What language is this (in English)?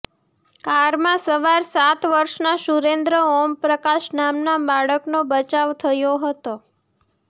Gujarati